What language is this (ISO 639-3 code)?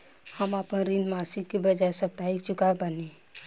bho